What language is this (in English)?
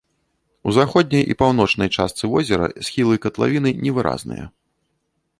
Belarusian